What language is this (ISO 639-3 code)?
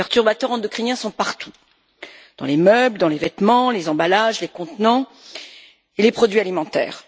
fra